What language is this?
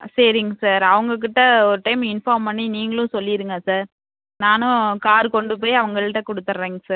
Tamil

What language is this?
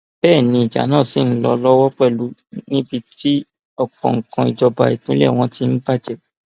Yoruba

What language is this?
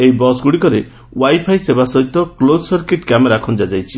Odia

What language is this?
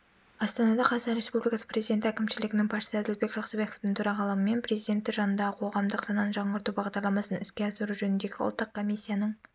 Kazakh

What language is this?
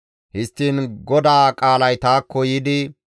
Gamo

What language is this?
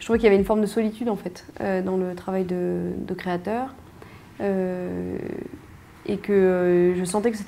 French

